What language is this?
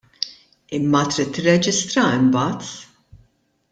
Maltese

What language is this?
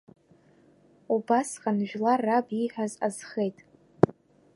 Abkhazian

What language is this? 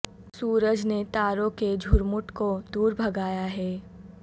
Urdu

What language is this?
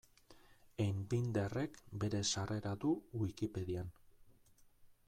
Basque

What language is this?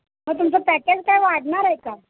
Marathi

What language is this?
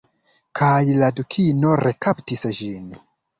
Esperanto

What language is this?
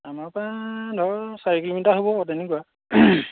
Assamese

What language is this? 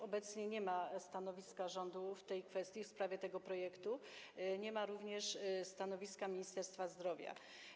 Polish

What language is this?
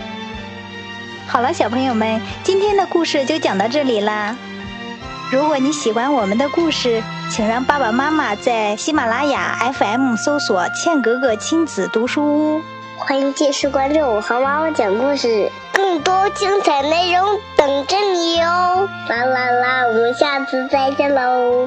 Chinese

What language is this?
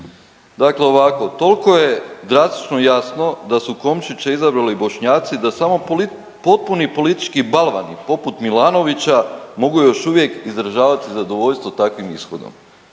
Croatian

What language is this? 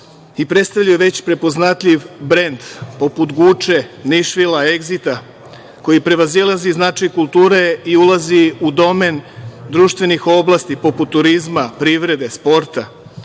Serbian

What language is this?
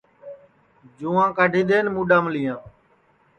Sansi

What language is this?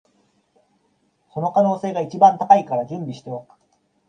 Japanese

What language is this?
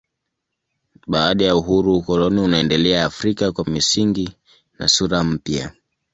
Swahili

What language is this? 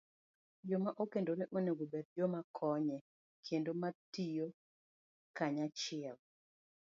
Luo (Kenya and Tanzania)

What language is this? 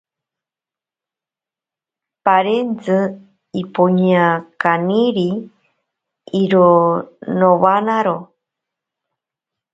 Ashéninka Perené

